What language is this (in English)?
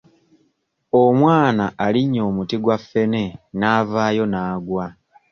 Ganda